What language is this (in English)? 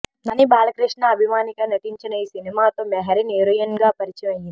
Telugu